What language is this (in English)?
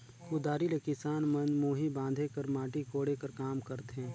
Chhattisgarhi